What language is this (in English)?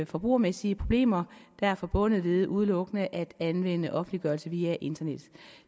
Danish